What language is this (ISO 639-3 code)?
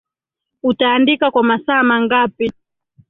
swa